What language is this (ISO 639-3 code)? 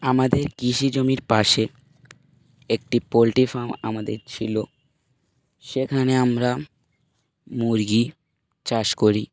ben